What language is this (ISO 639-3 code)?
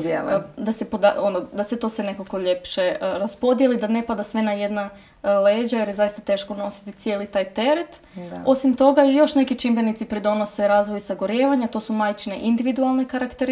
hrv